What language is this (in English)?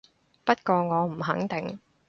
Cantonese